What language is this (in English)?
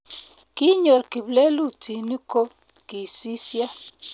Kalenjin